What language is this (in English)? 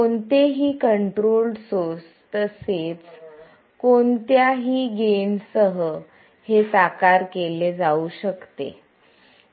Marathi